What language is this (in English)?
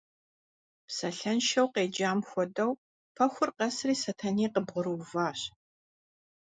Kabardian